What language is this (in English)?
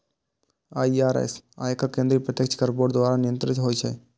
Maithili